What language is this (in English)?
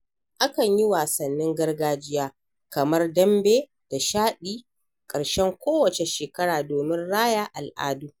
Hausa